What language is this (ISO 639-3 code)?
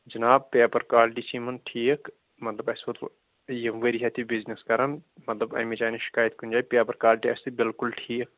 kas